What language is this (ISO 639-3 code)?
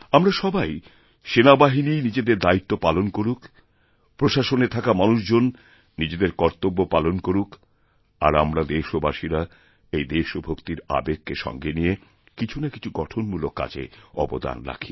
ben